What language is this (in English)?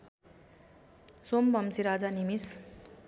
Nepali